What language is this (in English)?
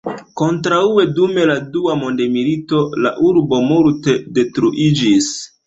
Esperanto